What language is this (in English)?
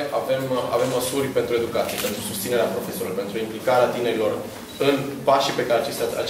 Romanian